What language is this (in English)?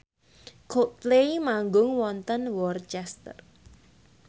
Javanese